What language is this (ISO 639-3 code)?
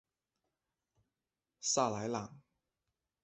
zho